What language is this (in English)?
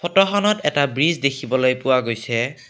Assamese